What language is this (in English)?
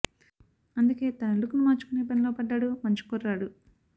Telugu